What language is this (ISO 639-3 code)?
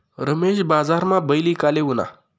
mar